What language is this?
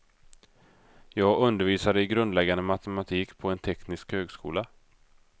Swedish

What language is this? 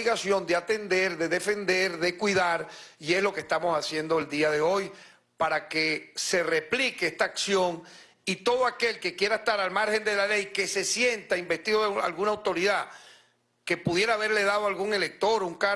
Spanish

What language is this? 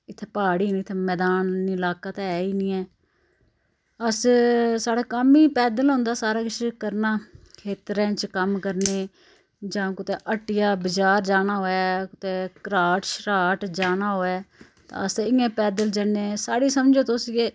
Dogri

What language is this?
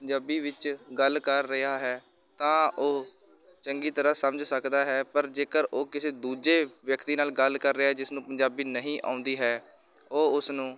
Punjabi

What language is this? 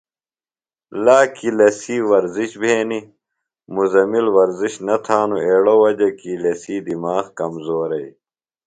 Phalura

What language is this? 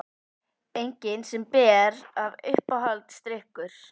Icelandic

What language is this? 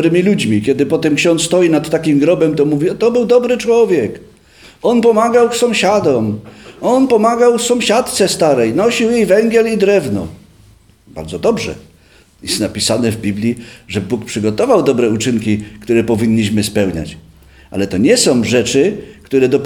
Polish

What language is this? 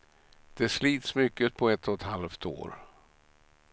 Swedish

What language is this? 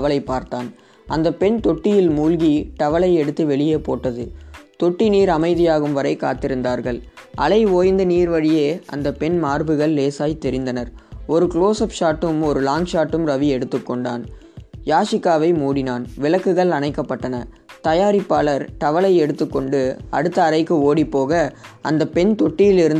Gujarati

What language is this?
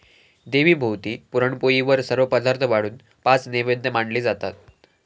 Marathi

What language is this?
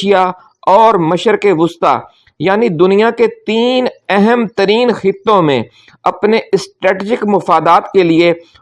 Urdu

